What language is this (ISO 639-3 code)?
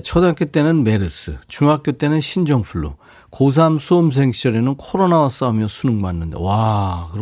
kor